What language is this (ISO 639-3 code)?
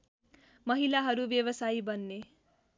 nep